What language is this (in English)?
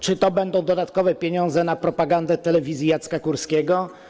Polish